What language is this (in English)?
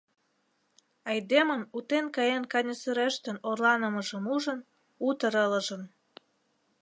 Mari